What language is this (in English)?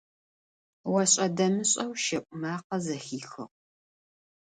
Adyghe